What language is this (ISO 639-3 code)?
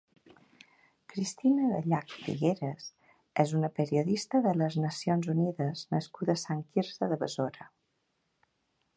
cat